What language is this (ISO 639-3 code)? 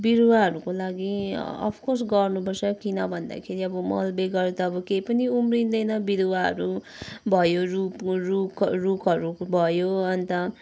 nep